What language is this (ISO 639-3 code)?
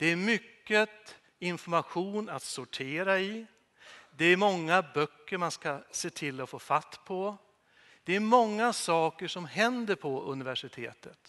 swe